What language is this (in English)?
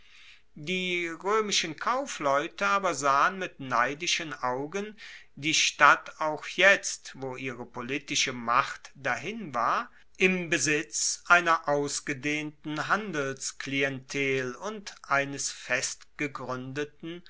German